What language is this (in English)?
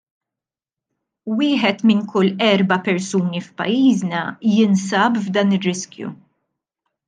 Maltese